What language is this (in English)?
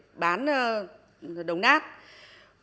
Vietnamese